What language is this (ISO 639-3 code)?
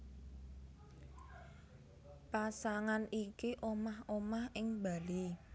jav